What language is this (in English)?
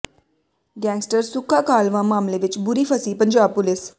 Punjabi